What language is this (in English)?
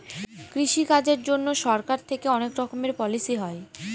Bangla